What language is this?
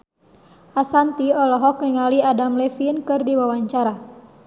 Sundanese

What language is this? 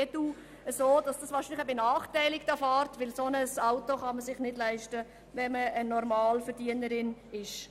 Swiss German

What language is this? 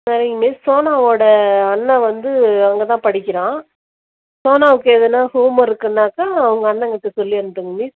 Tamil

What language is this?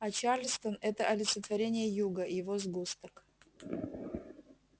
Russian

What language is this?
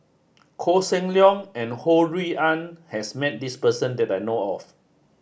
English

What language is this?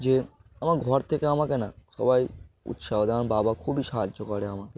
Bangla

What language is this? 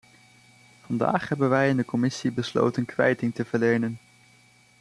Dutch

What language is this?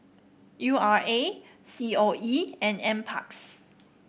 English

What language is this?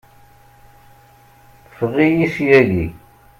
Kabyle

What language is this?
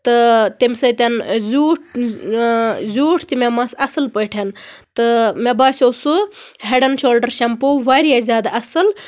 Kashmiri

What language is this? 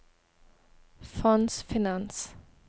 Norwegian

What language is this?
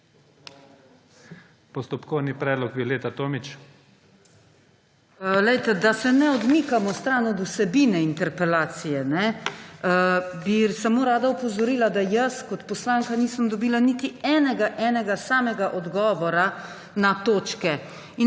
Slovenian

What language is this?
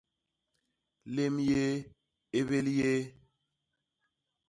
Basaa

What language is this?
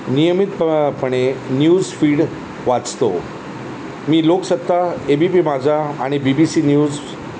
Marathi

